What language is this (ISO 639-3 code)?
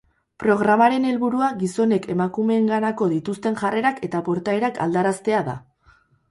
eus